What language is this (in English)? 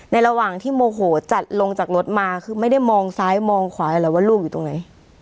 Thai